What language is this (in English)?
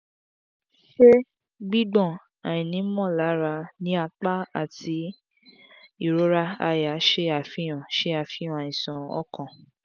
Yoruba